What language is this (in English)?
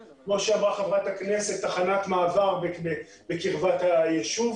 Hebrew